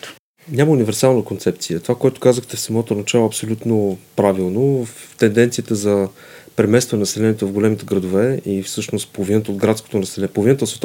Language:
Bulgarian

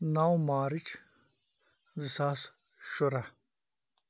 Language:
Kashmiri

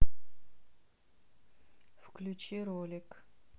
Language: Russian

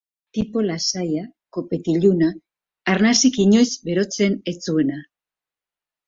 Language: Basque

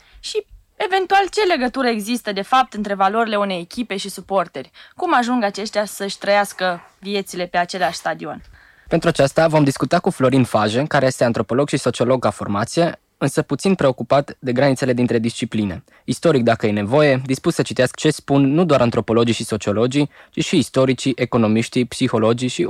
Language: Romanian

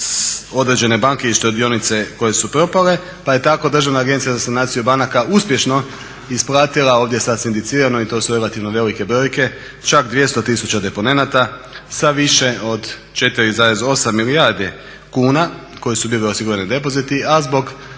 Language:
Croatian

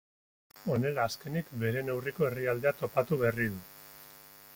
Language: Basque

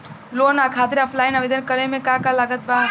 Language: Bhojpuri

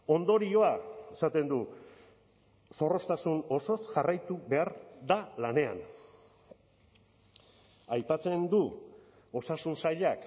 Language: Basque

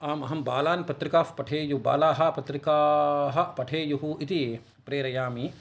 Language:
Sanskrit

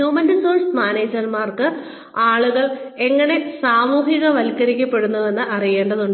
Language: Malayalam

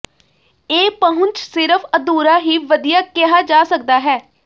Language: Punjabi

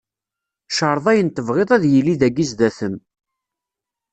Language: Kabyle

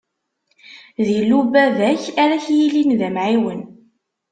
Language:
Kabyle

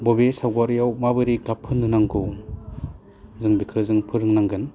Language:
Bodo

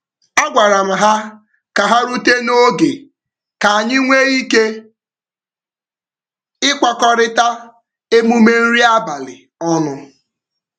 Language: Igbo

